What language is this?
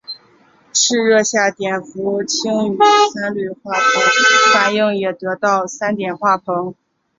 Chinese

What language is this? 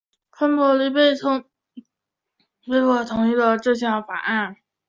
Chinese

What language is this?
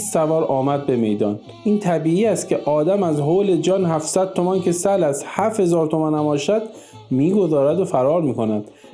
Persian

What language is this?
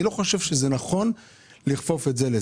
Hebrew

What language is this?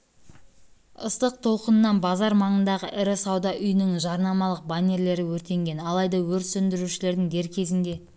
Kazakh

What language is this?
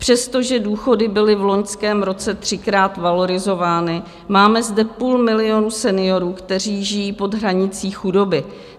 Czech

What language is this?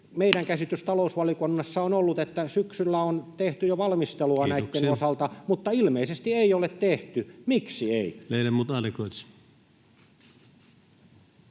Finnish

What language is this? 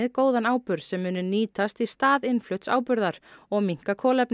Icelandic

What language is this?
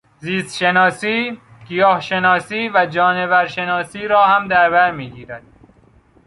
Persian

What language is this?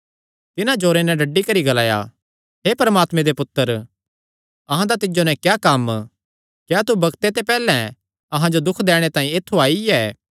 Kangri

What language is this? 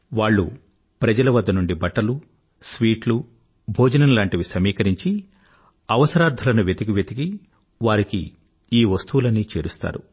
Telugu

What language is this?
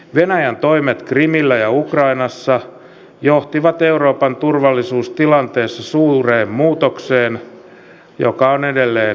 Finnish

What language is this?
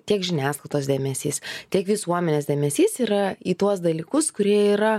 Lithuanian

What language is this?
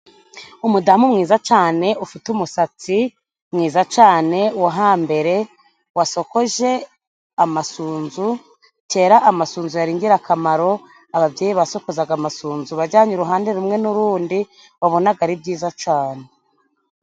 Kinyarwanda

